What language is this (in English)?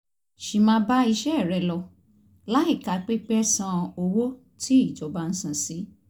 Yoruba